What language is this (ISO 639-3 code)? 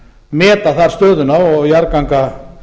isl